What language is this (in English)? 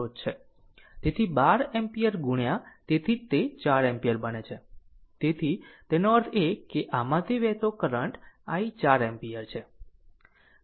Gujarati